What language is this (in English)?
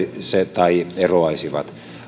Finnish